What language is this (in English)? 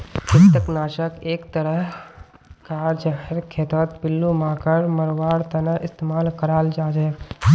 Magahi